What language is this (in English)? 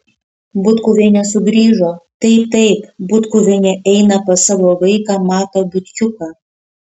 Lithuanian